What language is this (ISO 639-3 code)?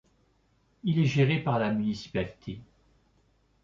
fra